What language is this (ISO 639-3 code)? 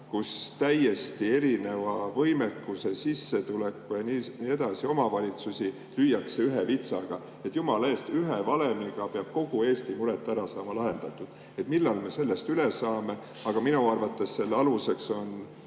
est